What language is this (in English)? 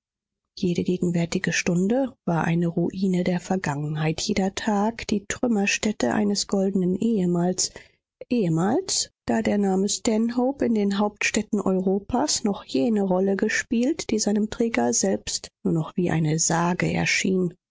German